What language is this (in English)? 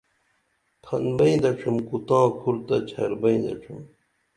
Dameli